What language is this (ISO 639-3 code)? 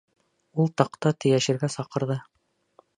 bak